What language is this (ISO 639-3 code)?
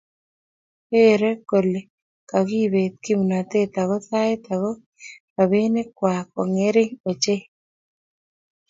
kln